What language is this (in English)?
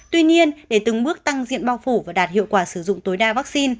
Vietnamese